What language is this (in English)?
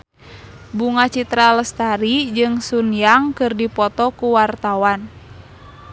Sundanese